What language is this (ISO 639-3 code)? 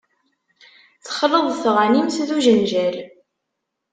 kab